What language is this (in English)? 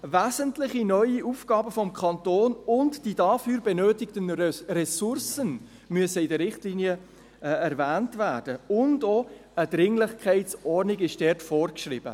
Swiss German